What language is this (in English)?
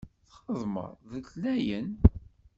Kabyle